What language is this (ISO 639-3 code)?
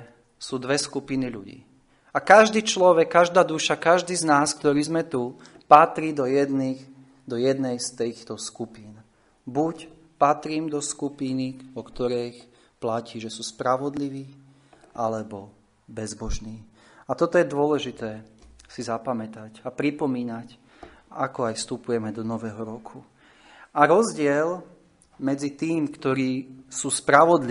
slk